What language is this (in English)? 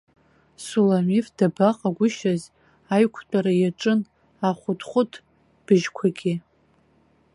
Abkhazian